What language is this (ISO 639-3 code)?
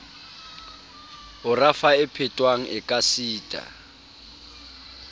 sot